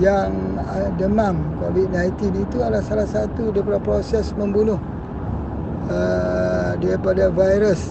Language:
Malay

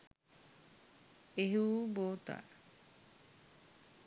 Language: Sinhala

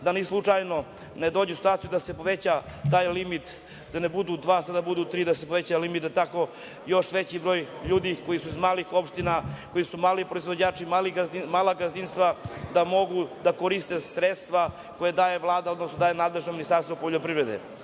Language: Serbian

